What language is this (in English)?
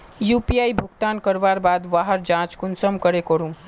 Magahi